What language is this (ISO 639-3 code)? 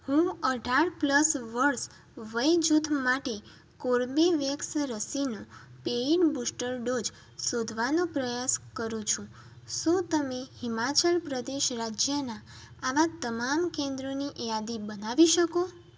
guj